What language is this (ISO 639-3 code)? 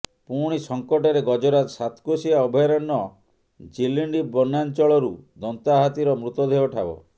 ori